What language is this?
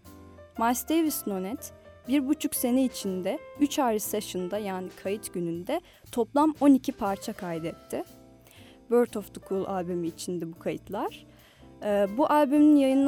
Turkish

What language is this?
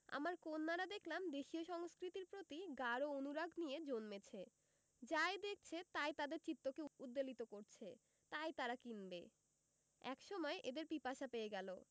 Bangla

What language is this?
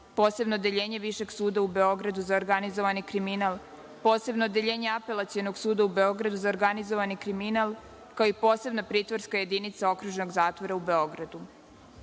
Serbian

